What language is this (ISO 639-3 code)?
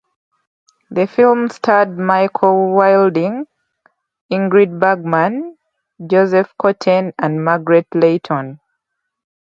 eng